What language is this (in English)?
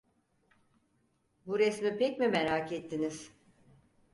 Turkish